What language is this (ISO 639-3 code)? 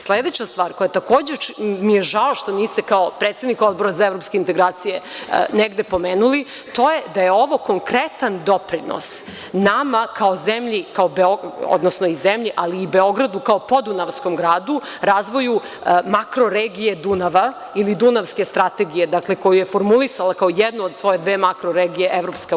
srp